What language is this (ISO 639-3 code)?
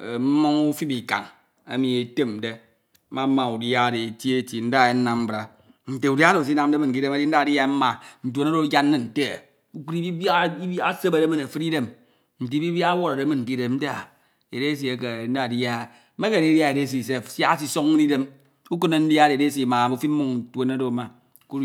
itw